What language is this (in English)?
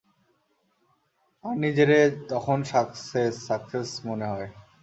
Bangla